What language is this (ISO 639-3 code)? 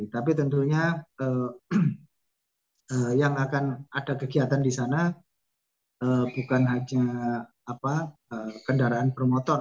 ind